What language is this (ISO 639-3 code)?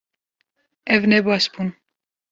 kur